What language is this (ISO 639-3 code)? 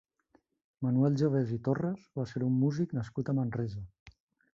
cat